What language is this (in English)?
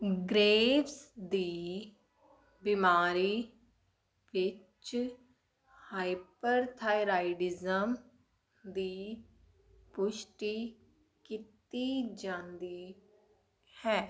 Punjabi